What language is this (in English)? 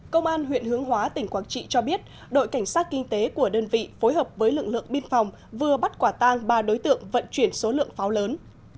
Vietnamese